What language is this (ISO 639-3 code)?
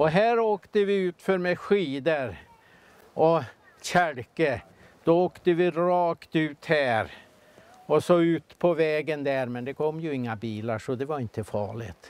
swe